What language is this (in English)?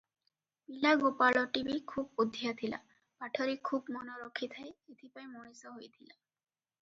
Odia